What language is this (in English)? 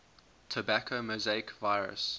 English